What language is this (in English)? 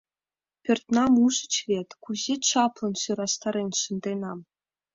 Mari